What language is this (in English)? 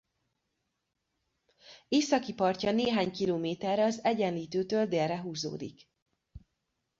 Hungarian